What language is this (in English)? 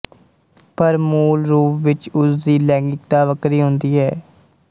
Punjabi